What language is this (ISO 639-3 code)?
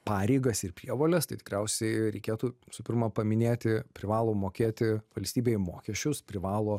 lit